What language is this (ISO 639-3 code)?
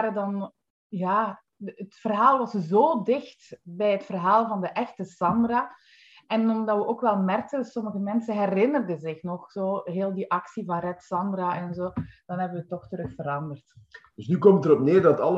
nld